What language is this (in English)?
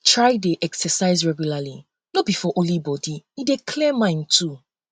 Nigerian Pidgin